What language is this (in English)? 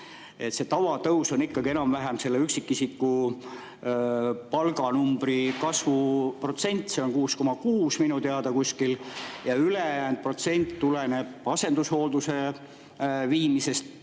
Estonian